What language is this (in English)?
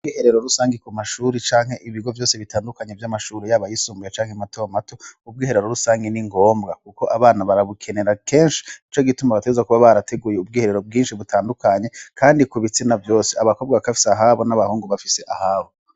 Rundi